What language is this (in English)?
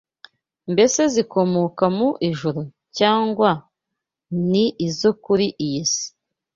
Kinyarwanda